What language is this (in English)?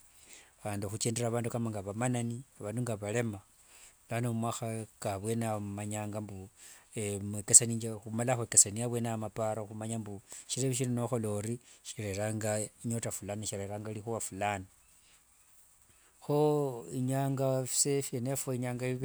Wanga